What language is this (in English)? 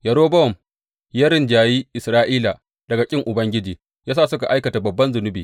Hausa